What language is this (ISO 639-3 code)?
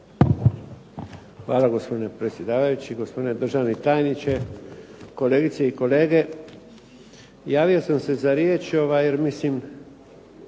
hrv